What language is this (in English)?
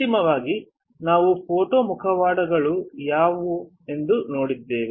Kannada